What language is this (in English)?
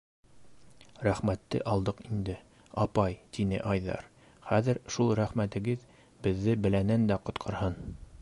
Bashkir